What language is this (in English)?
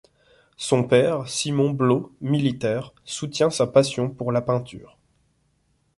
French